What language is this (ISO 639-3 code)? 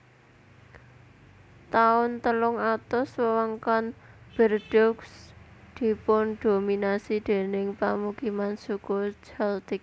jav